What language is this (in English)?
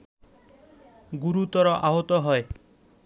Bangla